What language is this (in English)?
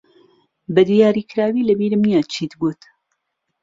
Central Kurdish